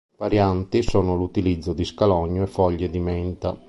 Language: Italian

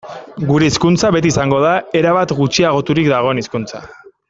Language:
Basque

